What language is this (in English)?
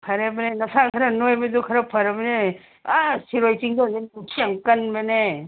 Manipuri